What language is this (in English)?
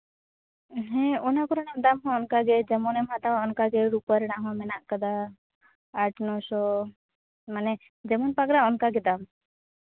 Santali